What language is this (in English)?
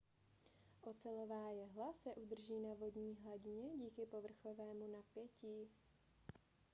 Czech